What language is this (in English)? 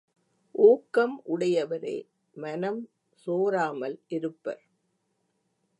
Tamil